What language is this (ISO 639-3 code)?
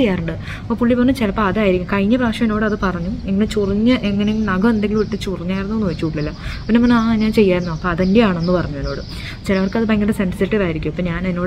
eng